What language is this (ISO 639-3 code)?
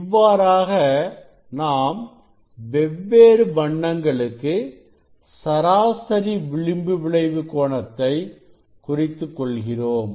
tam